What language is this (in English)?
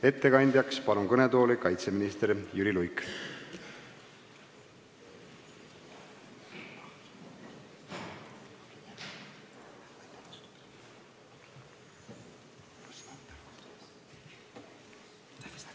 Estonian